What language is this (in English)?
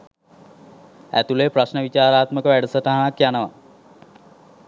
Sinhala